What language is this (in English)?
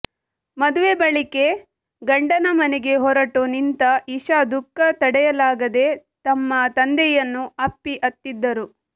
Kannada